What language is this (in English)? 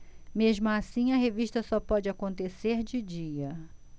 Portuguese